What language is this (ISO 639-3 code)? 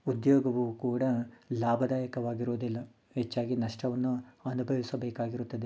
kan